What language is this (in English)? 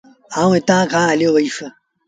Sindhi Bhil